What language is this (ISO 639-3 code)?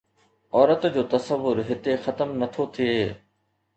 snd